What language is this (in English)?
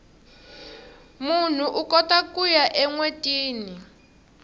Tsonga